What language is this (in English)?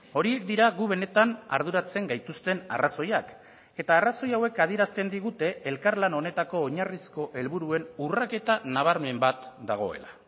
Basque